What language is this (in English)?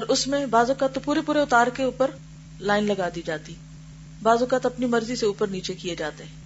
Urdu